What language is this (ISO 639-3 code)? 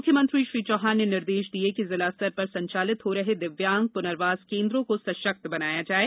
hin